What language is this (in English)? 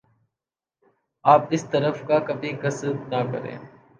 Urdu